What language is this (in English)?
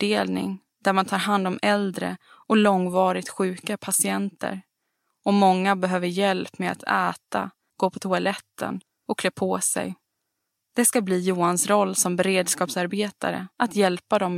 Swedish